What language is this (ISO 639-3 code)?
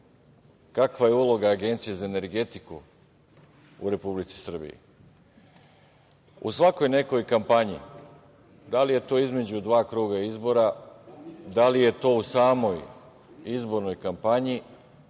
srp